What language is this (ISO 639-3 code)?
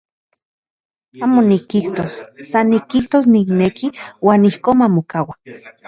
ncx